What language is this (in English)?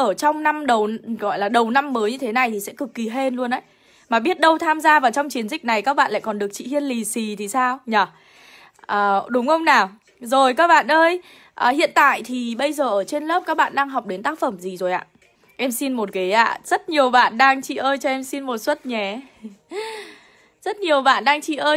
Vietnamese